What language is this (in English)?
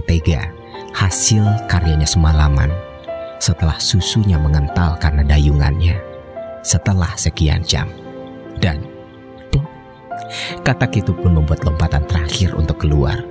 Indonesian